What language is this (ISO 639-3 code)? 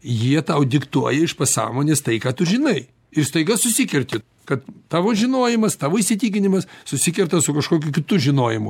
lit